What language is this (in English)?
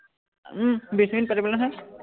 Assamese